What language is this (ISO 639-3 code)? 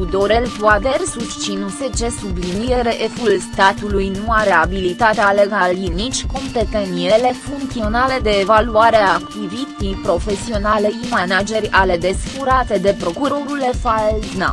ron